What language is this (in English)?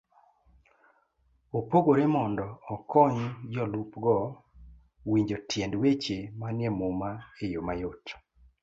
Luo (Kenya and Tanzania)